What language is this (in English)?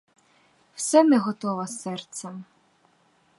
Ukrainian